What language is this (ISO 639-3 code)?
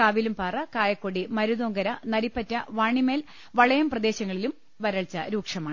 mal